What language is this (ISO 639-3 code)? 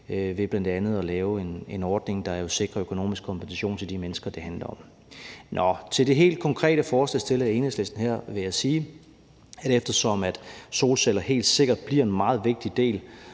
dan